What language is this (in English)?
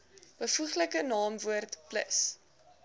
Afrikaans